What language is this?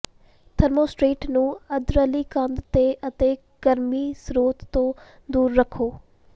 Punjabi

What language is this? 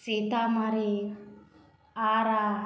Maithili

